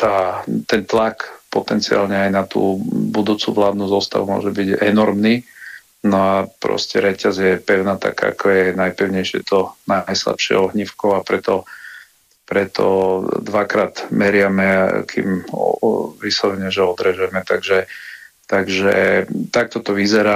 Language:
Slovak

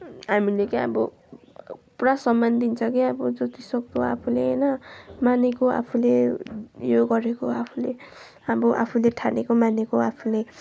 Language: Nepali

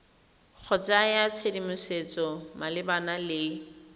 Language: Tswana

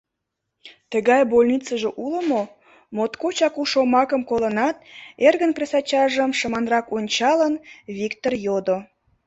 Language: Mari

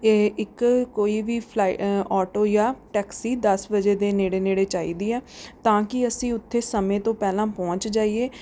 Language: Punjabi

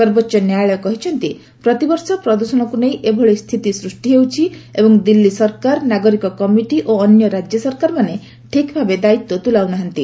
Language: Odia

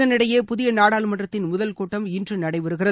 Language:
Tamil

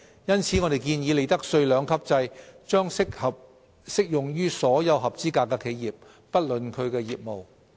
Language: Cantonese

